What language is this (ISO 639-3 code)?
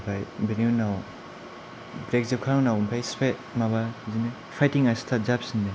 brx